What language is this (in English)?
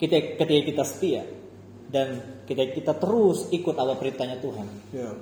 Indonesian